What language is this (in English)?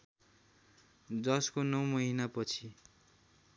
Nepali